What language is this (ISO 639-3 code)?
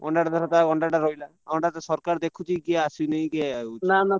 ori